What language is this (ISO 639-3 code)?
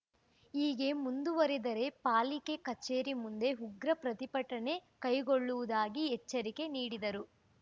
kan